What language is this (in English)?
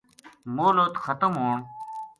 Gujari